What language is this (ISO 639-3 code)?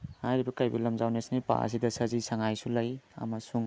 mni